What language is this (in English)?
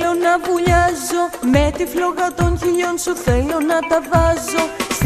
Greek